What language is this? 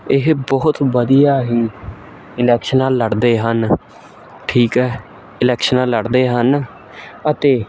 Punjabi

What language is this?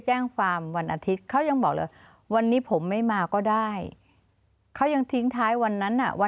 Thai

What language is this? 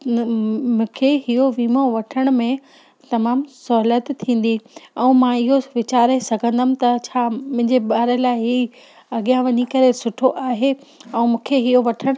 Sindhi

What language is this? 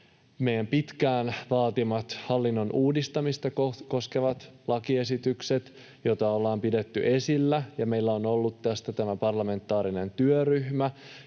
Finnish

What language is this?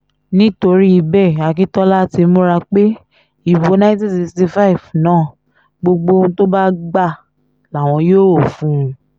Yoruba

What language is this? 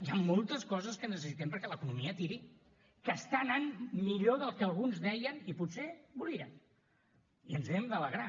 Catalan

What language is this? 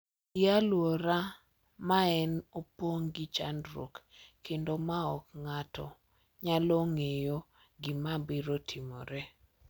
Luo (Kenya and Tanzania)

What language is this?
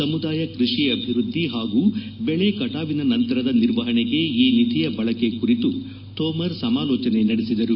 Kannada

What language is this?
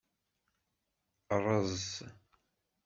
Kabyle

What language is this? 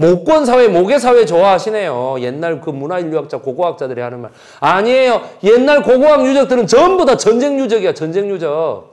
Korean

